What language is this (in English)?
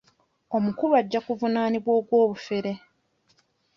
Ganda